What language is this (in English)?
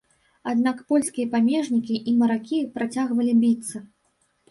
Belarusian